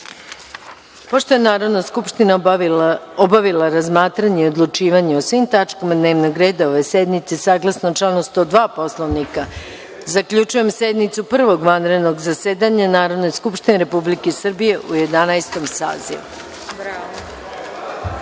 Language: Serbian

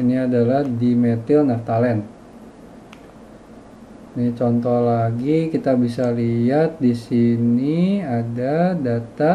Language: Indonesian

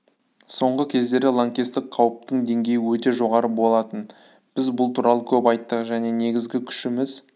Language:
Kazakh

